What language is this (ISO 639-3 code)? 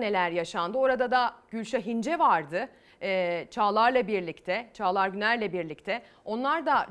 tur